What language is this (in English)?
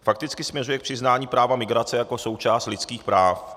Czech